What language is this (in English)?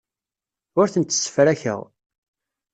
Kabyle